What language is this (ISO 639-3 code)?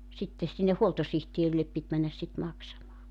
fin